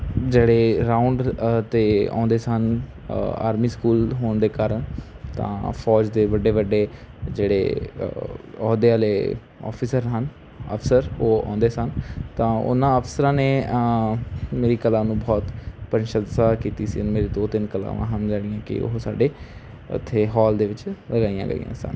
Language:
Punjabi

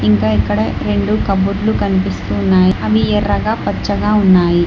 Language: Telugu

